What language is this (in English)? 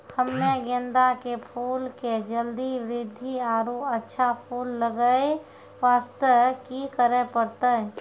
Maithili